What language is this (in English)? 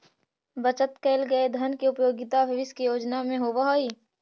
Magahi